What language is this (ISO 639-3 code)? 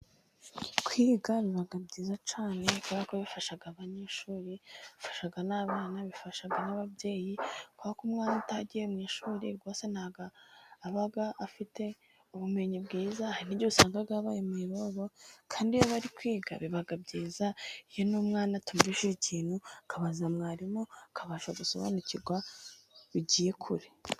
kin